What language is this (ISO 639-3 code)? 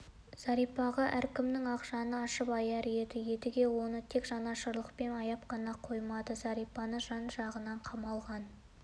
kaz